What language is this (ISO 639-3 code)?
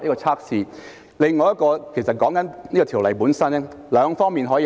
yue